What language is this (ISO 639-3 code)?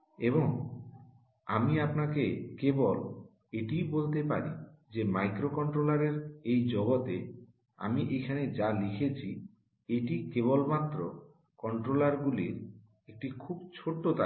ben